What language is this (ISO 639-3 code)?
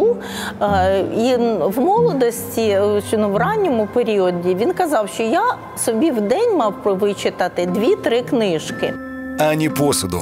ukr